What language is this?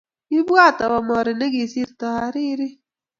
Kalenjin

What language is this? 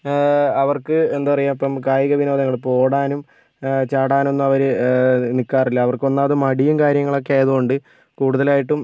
Malayalam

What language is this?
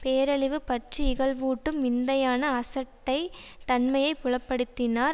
Tamil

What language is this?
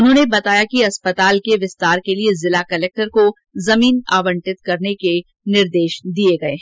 Hindi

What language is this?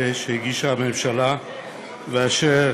Hebrew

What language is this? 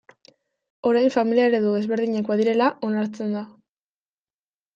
Basque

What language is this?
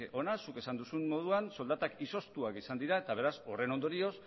Basque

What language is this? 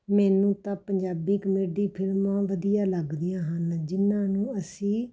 Punjabi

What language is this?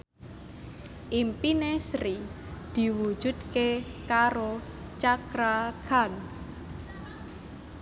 Javanese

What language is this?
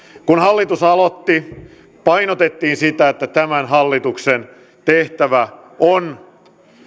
Finnish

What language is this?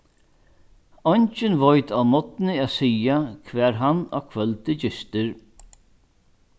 Faroese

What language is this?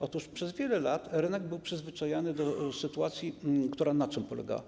Polish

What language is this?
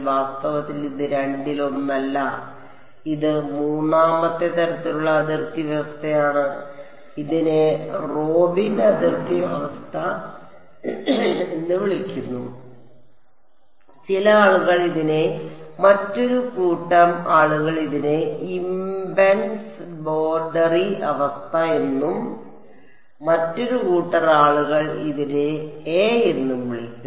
Malayalam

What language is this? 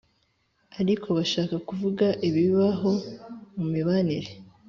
Kinyarwanda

